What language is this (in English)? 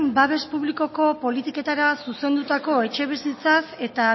Basque